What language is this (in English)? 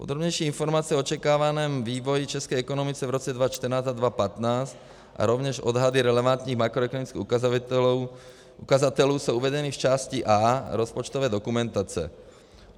Czech